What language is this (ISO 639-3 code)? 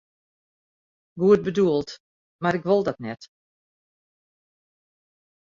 fry